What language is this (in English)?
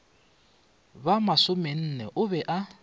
Northern Sotho